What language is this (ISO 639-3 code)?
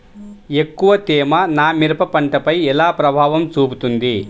tel